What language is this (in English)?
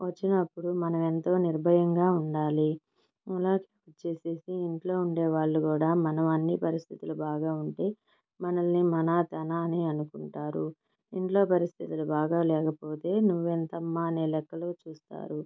Telugu